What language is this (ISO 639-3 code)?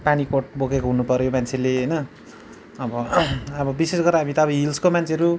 nep